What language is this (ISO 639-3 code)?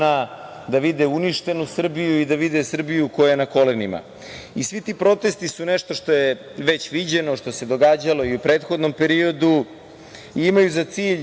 srp